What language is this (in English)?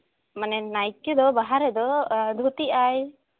Santali